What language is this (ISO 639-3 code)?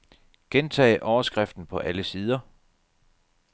dan